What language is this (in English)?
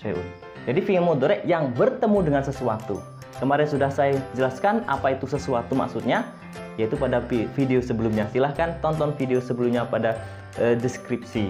Indonesian